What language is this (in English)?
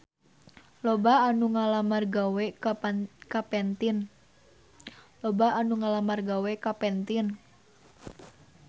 Sundanese